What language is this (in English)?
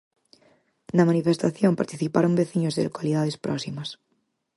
Galician